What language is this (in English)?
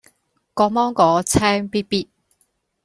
Cantonese